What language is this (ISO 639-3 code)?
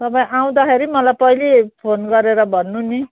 nep